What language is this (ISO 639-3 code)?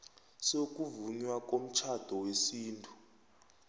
nbl